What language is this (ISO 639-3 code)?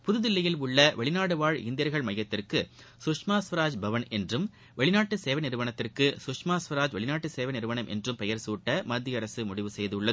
tam